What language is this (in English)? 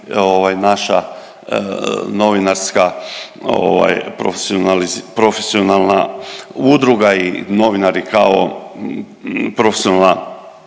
Croatian